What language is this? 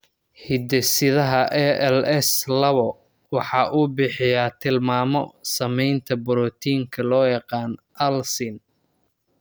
Somali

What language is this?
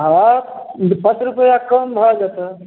Maithili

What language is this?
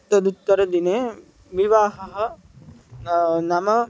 Sanskrit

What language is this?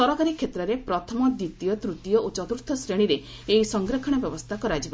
Odia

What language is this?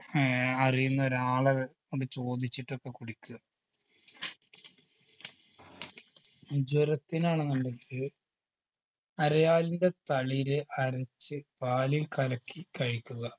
Malayalam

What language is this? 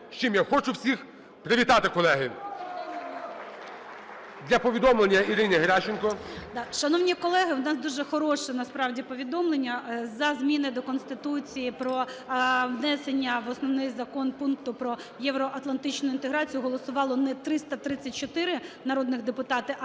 Ukrainian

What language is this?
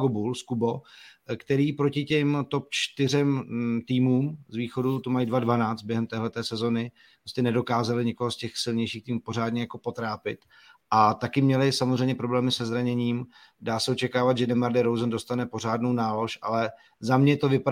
Czech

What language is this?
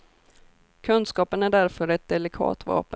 Swedish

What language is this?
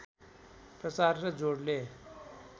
Nepali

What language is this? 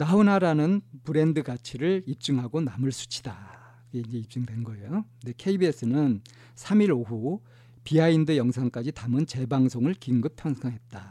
Korean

